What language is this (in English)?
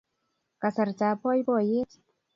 Kalenjin